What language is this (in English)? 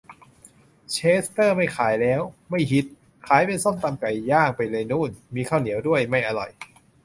Thai